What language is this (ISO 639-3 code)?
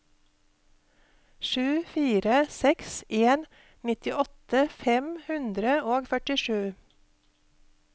nor